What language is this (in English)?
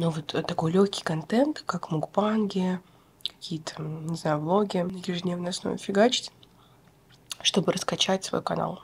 Russian